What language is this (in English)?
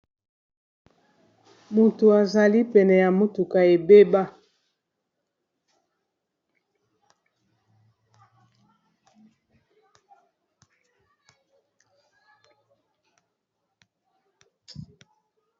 Lingala